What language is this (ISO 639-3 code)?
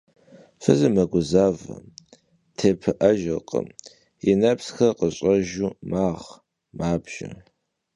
kbd